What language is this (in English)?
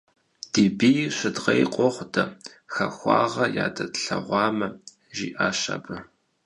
Kabardian